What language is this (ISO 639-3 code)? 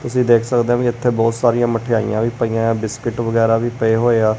pan